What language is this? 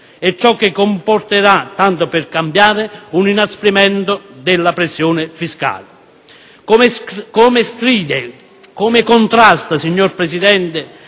Italian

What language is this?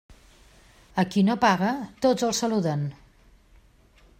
Catalan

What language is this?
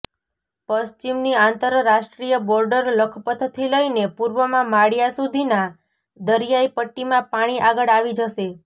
Gujarati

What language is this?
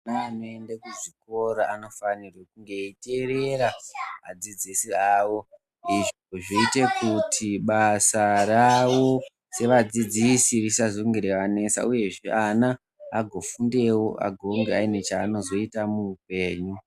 Ndau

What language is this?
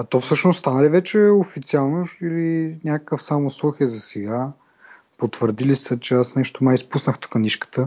Bulgarian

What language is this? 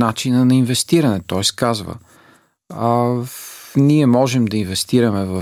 Bulgarian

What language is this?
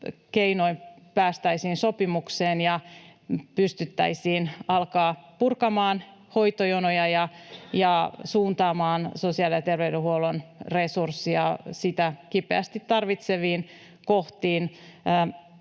Finnish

